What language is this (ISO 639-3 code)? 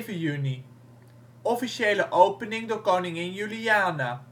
nld